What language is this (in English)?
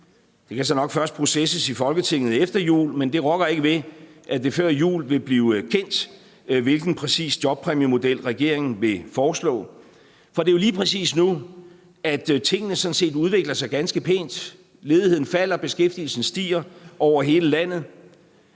Danish